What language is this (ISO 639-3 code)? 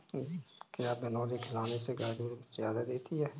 hin